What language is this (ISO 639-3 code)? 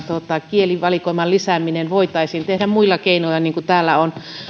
fin